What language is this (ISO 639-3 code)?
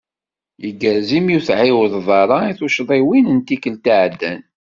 kab